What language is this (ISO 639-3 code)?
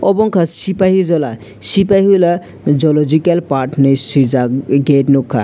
trp